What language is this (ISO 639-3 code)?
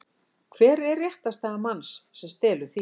isl